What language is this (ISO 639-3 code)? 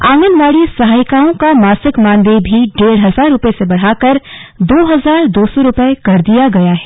hin